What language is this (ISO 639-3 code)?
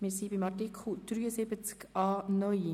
gsw